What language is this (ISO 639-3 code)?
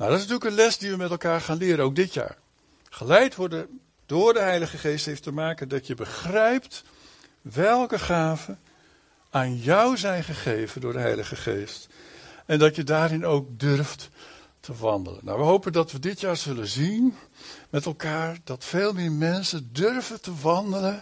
nld